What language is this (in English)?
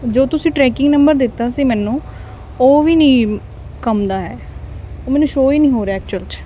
Punjabi